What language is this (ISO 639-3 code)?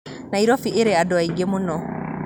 kik